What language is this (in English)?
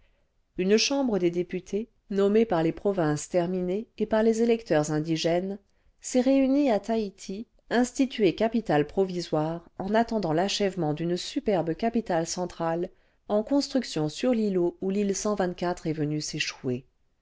French